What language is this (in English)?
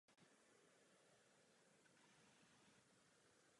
Czech